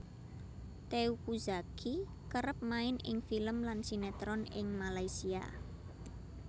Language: Javanese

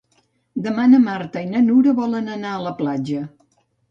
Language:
Catalan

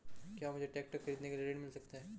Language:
Hindi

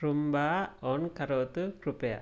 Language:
Sanskrit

